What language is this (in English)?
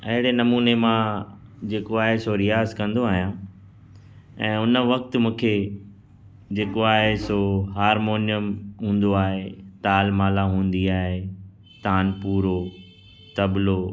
Sindhi